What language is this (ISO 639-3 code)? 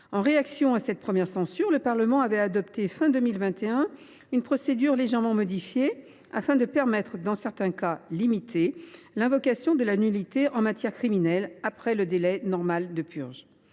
fra